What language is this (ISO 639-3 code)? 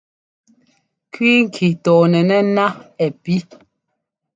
jgo